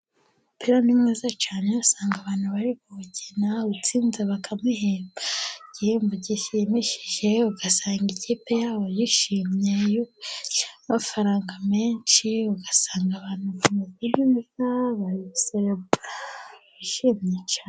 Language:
Kinyarwanda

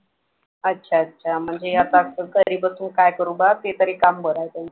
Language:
Marathi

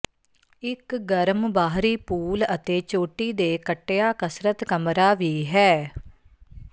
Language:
Punjabi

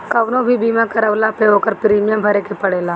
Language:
Bhojpuri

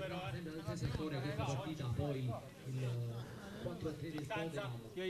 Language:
Italian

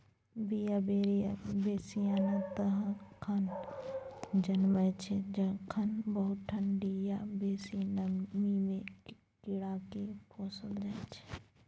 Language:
Maithili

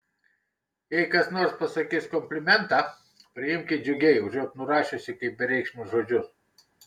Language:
Lithuanian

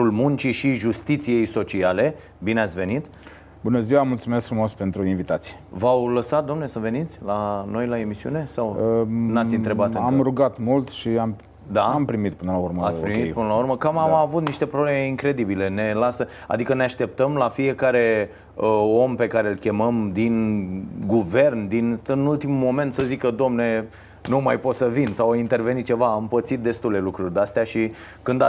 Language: Romanian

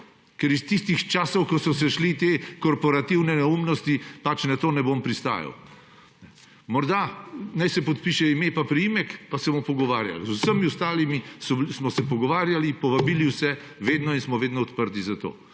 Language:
Slovenian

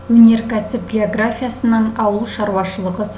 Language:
Kazakh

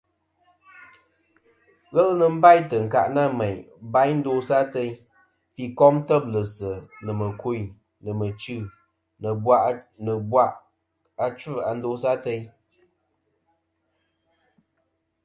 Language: Kom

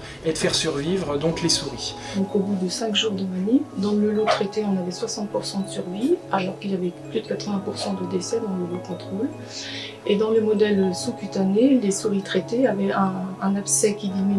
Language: French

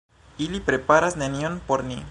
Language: Esperanto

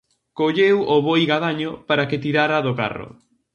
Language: Galician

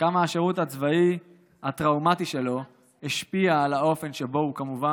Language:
Hebrew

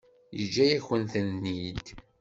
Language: Kabyle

